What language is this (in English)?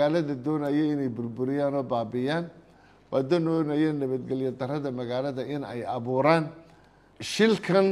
Arabic